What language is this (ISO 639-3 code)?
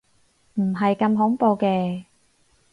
yue